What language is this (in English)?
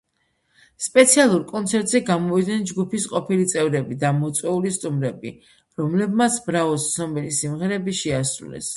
Georgian